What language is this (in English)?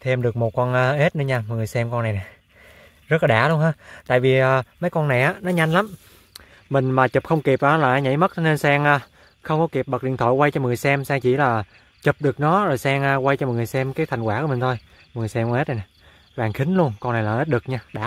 Vietnamese